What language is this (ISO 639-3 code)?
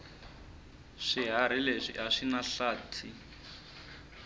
tso